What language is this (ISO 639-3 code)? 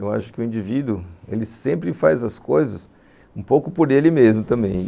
por